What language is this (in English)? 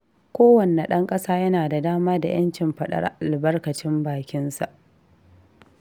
Hausa